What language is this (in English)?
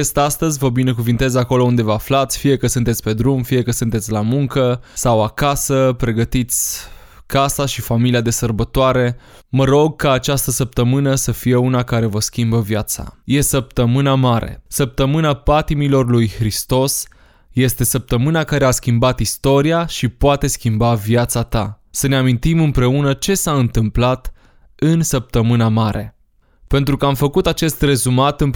Romanian